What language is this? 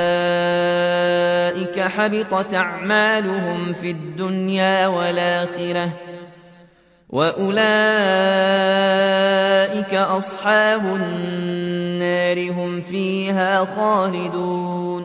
Arabic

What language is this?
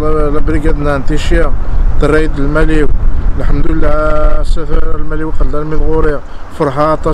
Arabic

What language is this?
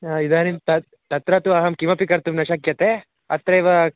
Sanskrit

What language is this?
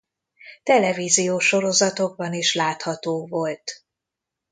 Hungarian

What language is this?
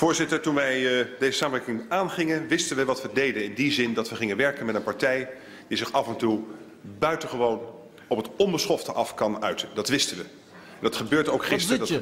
Dutch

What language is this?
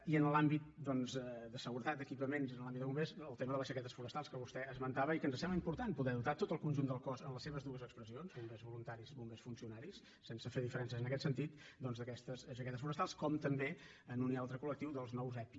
Catalan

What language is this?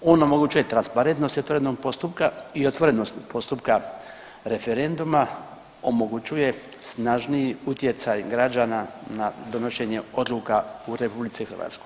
Croatian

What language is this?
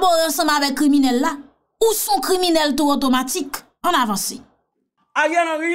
French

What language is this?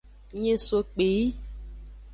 Aja (Benin)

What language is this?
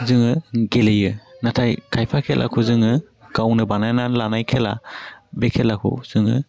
Bodo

